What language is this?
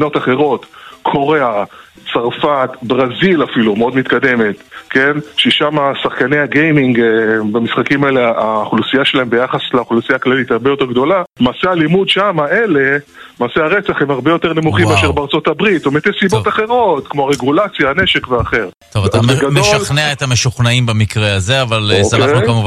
Hebrew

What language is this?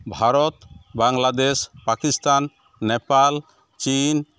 Santali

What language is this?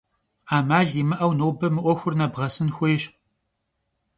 Kabardian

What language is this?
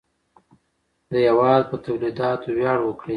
Pashto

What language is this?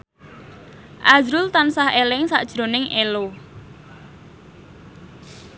Javanese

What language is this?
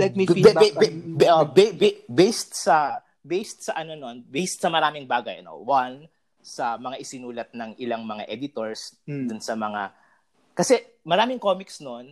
Filipino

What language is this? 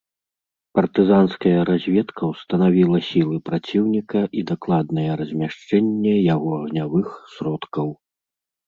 Belarusian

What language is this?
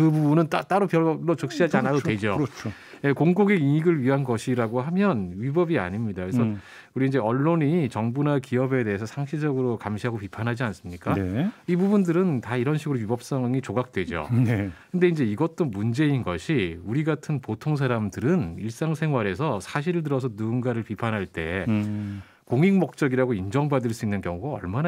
Korean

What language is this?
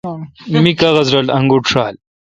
Kalkoti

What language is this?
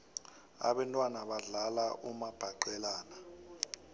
South Ndebele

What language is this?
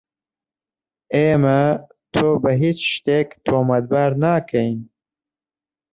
Central Kurdish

